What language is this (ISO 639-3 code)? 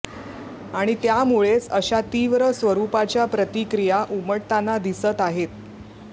mar